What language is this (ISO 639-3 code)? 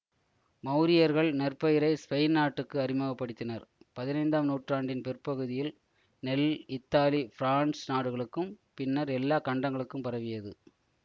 tam